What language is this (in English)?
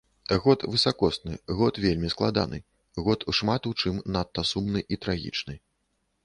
Belarusian